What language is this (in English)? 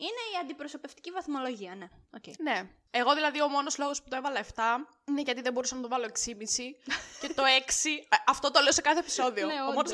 Greek